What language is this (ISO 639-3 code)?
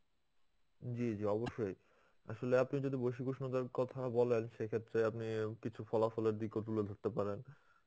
ben